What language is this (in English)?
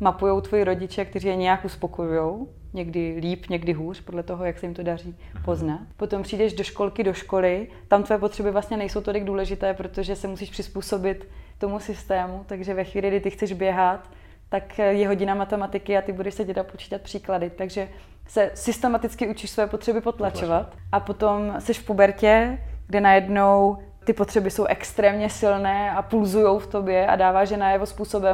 Czech